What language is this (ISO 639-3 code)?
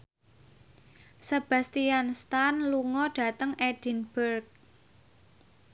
jav